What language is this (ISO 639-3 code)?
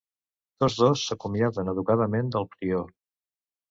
cat